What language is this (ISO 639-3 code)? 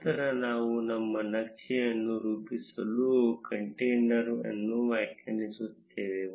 kan